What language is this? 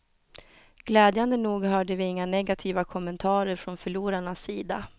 Swedish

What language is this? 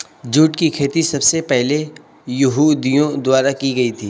Hindi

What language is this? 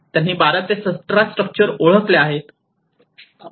Marathi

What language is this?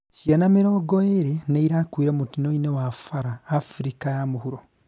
Kikuyu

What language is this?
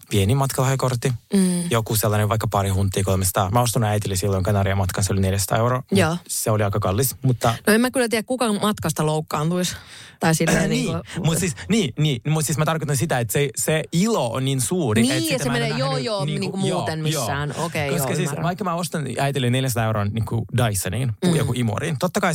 Finnish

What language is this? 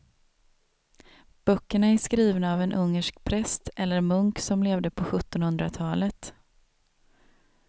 Swedish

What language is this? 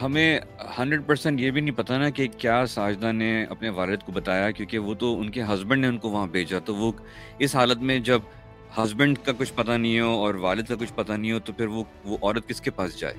Urdu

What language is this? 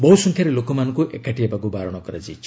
Odia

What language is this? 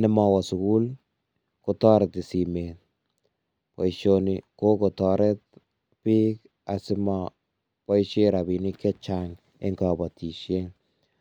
Kalenjin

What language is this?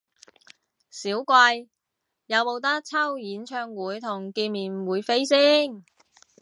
Cantonese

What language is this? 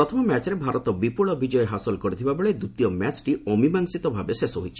Odia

